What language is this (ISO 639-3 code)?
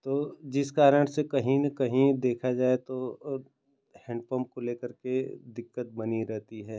hin